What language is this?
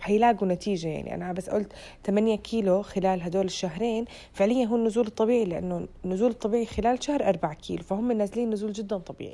Arabic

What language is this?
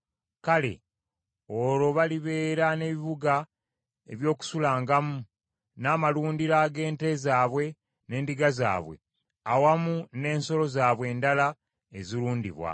Ganda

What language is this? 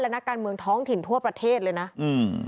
Thai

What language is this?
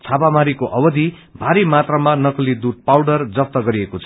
Nepali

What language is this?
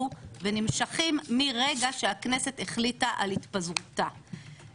Hebrew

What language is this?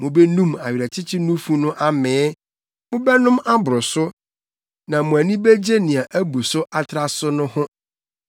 Akan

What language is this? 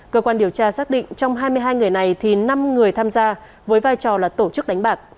Vietnamese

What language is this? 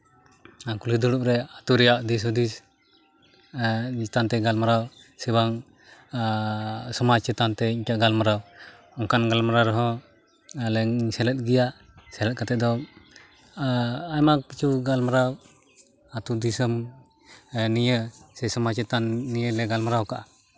Santali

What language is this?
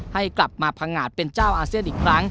Thai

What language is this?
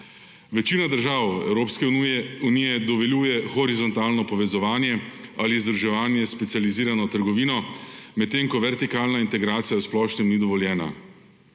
Slovenian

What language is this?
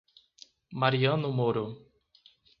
Portuguese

